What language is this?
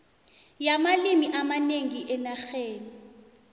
South Ndebele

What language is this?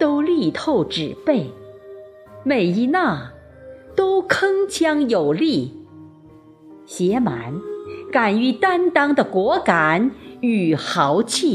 Chinese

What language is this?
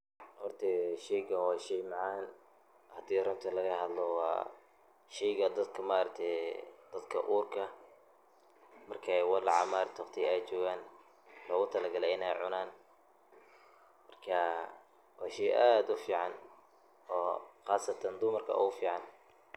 Somali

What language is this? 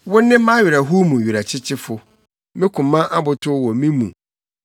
Akan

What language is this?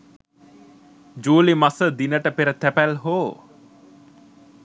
Sinhala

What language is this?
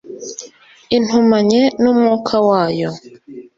Kinyarwanda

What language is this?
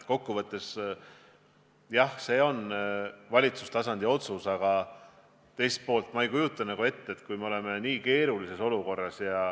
Estonian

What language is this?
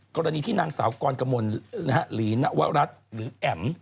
Thai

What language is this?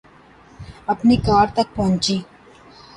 Urdu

